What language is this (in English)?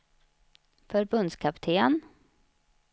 Swedish